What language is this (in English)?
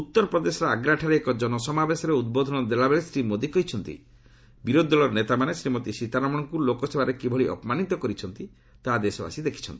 Odia